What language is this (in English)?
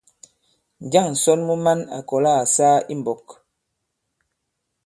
Bankon